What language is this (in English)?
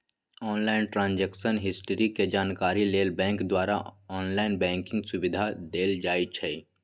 Magahi